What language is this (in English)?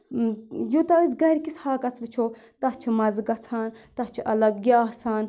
Kashmiri